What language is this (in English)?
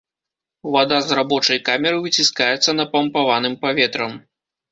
Belarusian